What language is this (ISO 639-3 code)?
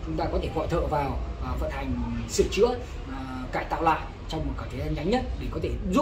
vie